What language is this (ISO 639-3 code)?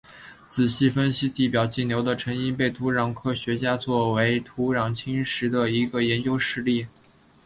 zho